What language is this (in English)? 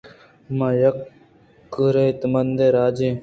Eastern Balochi